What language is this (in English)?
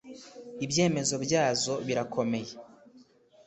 Kinyarwanda